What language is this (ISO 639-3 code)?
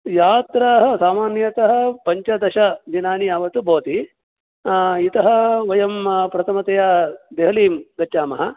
san